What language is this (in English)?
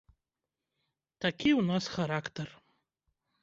Belarusian